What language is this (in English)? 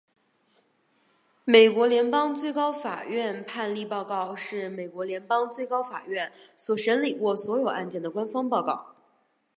Chinese